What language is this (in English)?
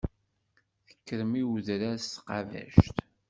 Kabyle